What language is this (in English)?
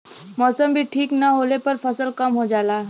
Bhojpuri